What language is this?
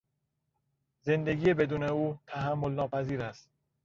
Persian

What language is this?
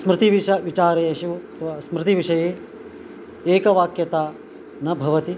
Sanskrit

